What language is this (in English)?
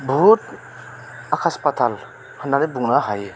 Bodo